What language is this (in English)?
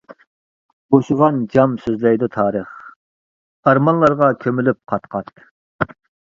Uyghur